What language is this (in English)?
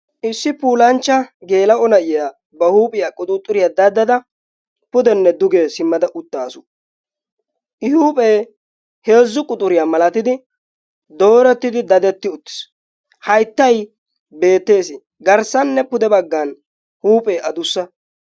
Wolaytta